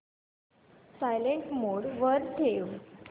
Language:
Marathi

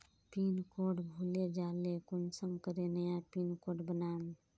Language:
Magahi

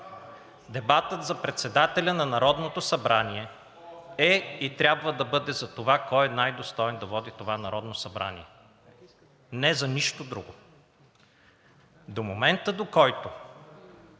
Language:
Bulgarian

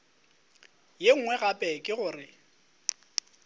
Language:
Northern Sotho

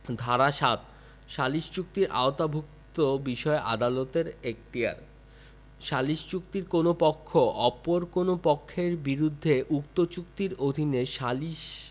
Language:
Bangla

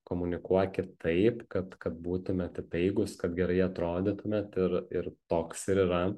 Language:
Lithuanian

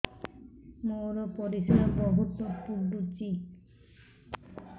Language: Odia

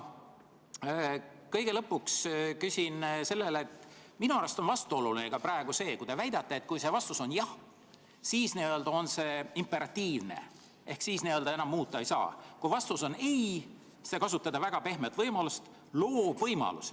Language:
Estonian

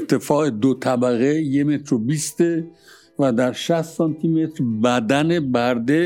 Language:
Persian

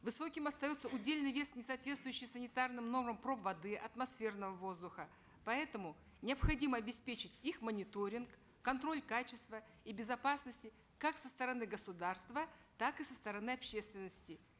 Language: Kazakh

